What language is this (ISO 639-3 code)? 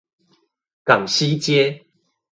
zho